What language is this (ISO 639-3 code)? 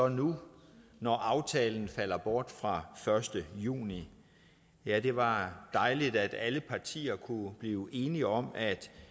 dan